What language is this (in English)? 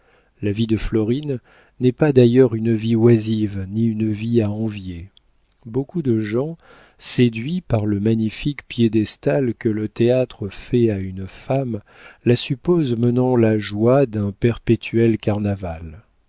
French